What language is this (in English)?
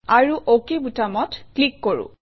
Assamese